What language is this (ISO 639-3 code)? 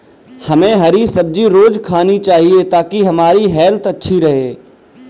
hin